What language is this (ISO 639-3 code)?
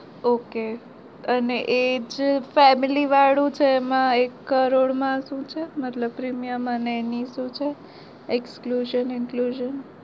guj